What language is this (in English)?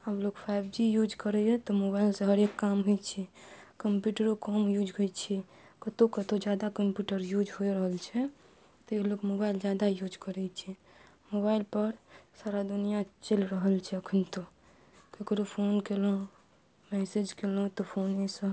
Maithili